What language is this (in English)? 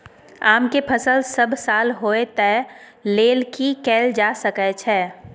Maithili